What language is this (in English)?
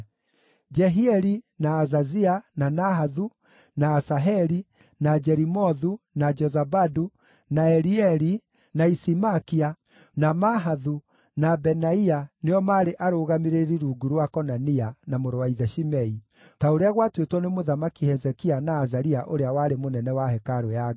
Kikuyu